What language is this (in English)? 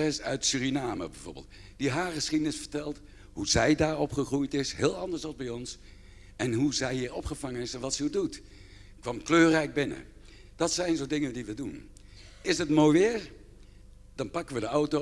Dutch